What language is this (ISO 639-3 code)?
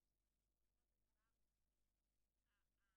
heb